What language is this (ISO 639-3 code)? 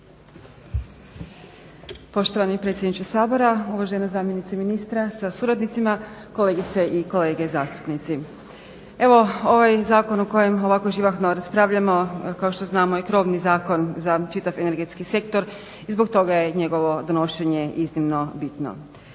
hrv